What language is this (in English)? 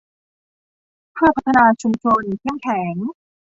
Thai